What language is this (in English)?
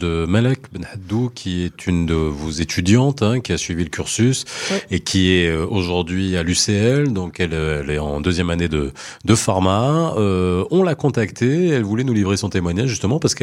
French